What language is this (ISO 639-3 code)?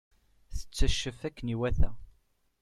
kab